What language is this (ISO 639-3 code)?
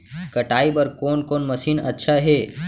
hne